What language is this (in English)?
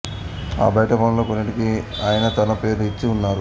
Telugu